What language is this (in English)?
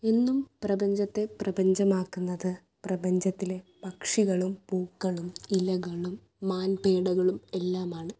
Malayalam